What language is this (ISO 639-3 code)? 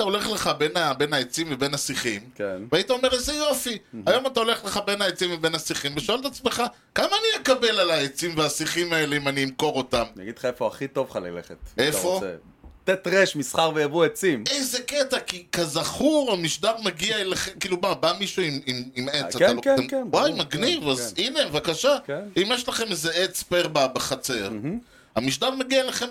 heb